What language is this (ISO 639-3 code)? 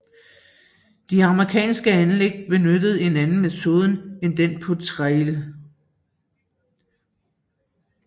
dan